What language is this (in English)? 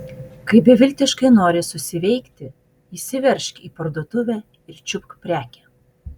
Lithuanian